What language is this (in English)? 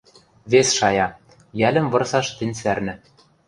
Western Mari